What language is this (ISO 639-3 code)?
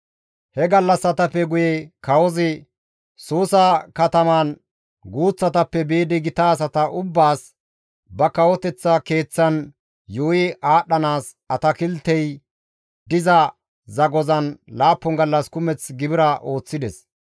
gmv